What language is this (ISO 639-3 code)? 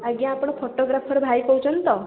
ori